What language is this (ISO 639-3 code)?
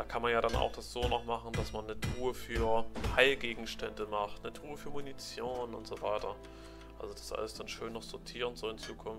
deu